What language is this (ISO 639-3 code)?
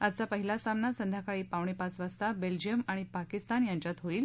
mar